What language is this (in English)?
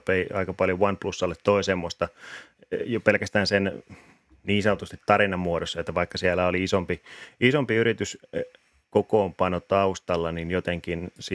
Finnish